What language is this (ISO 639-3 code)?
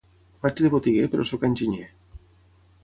cat